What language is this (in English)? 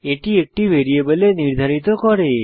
Bangla